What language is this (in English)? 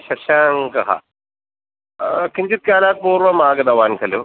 Sanskrit